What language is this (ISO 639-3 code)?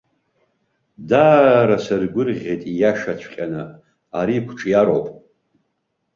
abk